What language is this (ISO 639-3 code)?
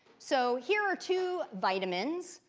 eng